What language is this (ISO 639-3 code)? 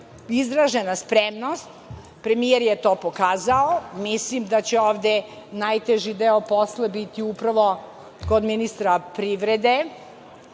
srp